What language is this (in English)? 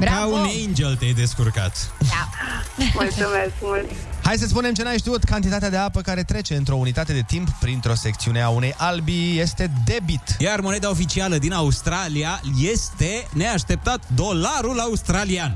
Romanian